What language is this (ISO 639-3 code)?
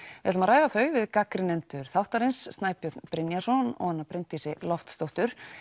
isl